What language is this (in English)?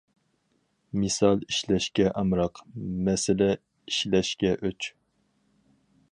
Uyghur